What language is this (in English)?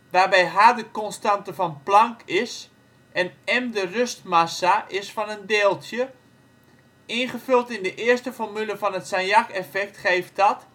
Dutch